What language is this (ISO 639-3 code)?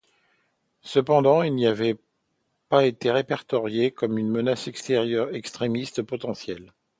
fra